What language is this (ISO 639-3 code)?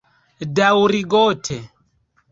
epo